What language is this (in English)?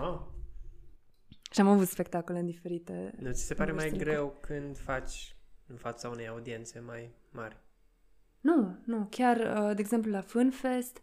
Romanian